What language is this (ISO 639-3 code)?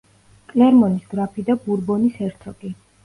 kat